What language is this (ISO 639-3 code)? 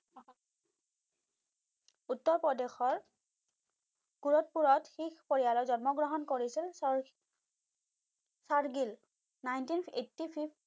asm